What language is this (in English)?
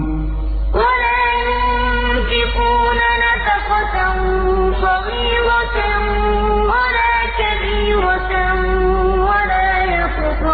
Arabic